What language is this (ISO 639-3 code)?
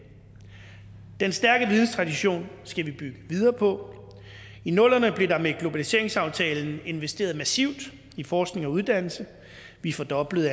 dan